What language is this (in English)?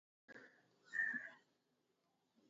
Tamil